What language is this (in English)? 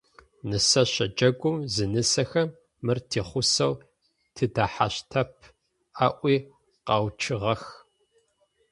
Adyghe